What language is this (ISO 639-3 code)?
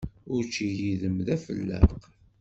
kab